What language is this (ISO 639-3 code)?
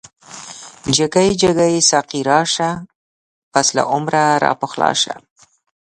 pus